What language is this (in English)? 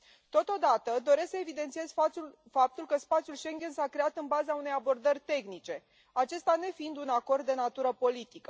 Romanian